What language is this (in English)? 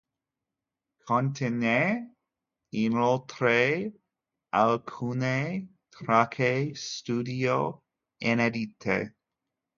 Italian